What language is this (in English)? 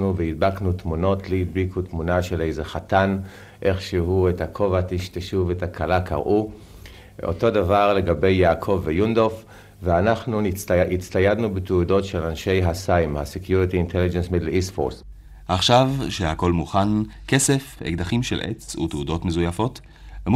Hebrew